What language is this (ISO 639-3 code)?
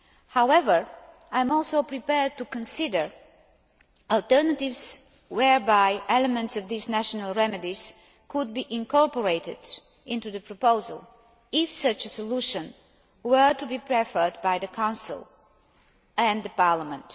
eng